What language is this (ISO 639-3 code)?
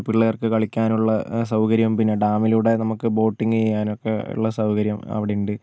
mal